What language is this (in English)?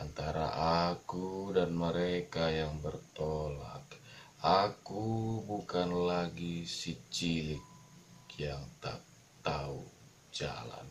Indonesian